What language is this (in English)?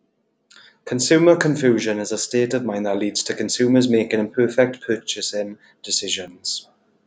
English